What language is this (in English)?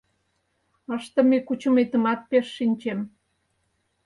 Mari